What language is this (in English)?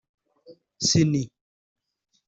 Kinyarwanda